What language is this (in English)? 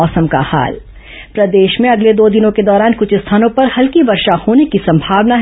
Hindi